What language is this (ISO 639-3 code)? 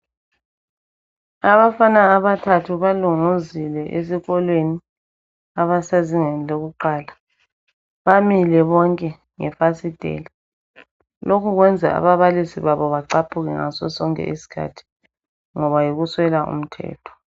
nde